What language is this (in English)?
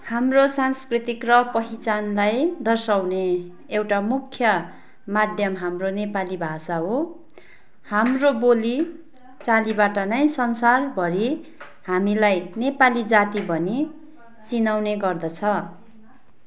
Nepali